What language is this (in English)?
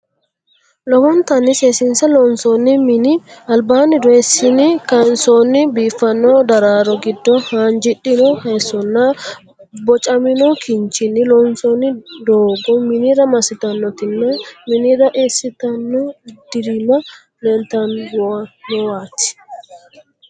Sidamo